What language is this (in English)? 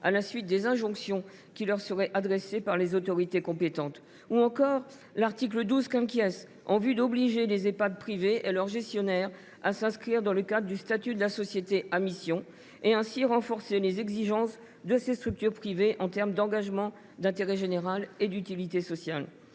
French